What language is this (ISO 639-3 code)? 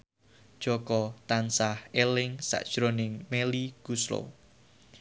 jav